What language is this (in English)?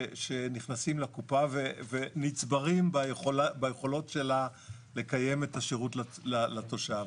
Hebrew